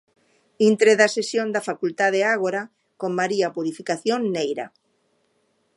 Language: Galician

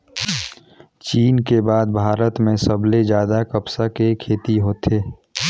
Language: Chhattisgarhi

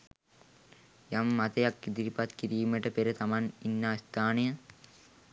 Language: Sinhala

